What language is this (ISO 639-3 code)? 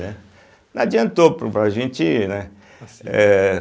por